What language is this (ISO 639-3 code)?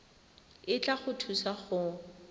tsn